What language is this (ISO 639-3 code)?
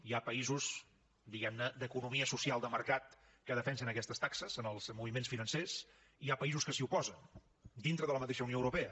cat